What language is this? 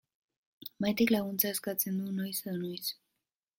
Basque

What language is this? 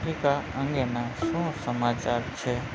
Gujarati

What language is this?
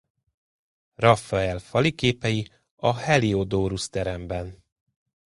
Hungarian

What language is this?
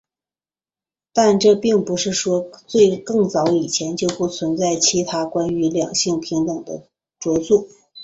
Chinese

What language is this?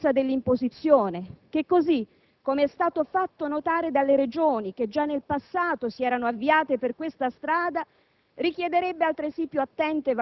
Italian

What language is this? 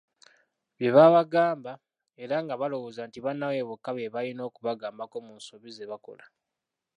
Ganda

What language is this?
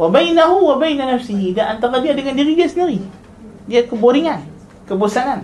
Malay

